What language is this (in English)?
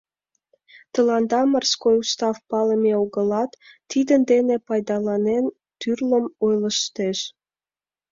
Mari